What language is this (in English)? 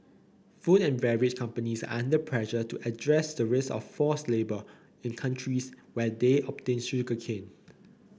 English